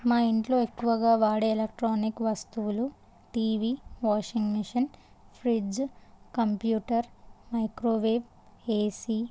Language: Telugu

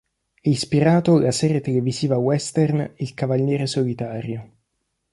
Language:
Italian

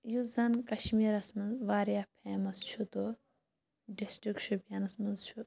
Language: Kashmiri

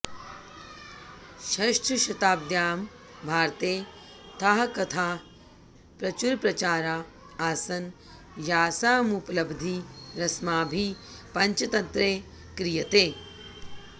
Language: Sanskrit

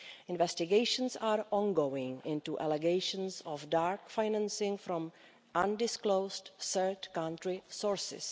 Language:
English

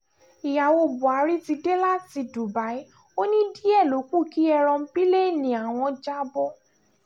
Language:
Yoruba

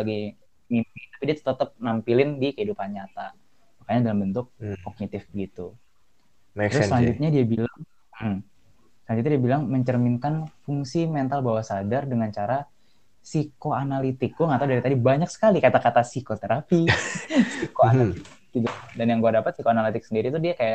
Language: Indonesian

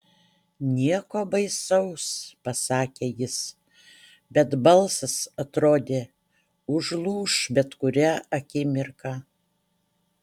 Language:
Lithuanian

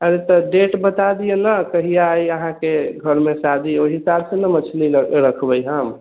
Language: Maithili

